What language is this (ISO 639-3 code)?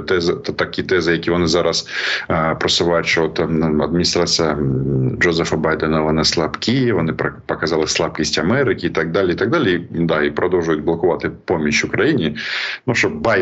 ukr